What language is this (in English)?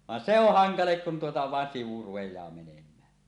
Finnish